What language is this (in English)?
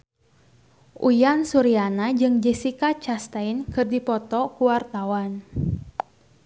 Sundanese